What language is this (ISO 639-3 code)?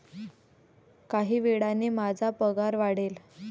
mar